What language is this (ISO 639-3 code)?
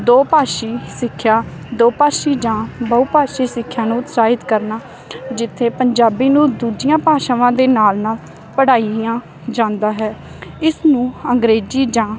pan